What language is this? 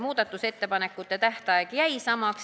Estonian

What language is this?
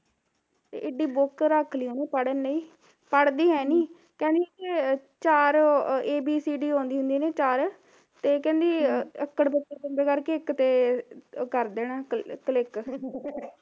Punjabi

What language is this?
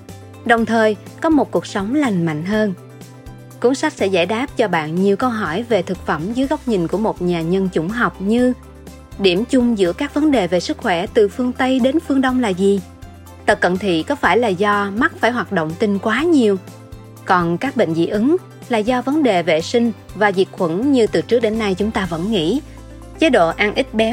Vietnamese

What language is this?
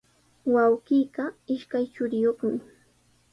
Sihuas Ancash Quechua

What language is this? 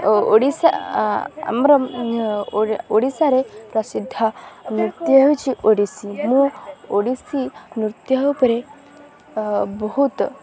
Odia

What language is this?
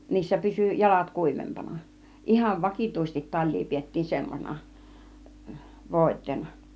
Finnish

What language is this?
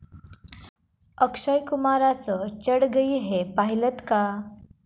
Marathi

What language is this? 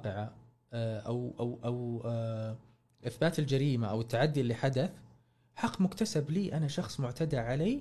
Arabic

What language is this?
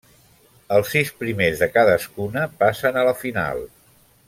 Catalan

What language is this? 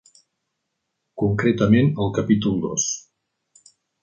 Catalan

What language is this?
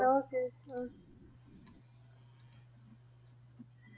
Punjabi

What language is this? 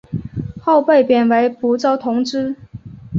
Chinese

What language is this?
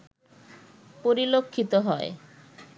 Bangla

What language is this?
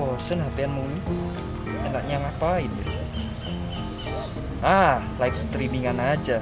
Indonesian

